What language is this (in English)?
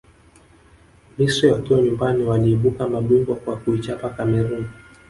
Swahili